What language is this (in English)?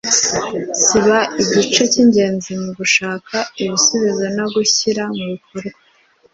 Kinyarwanda